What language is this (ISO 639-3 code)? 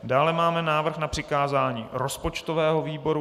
ces